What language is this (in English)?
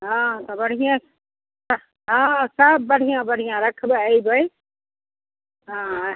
Maithili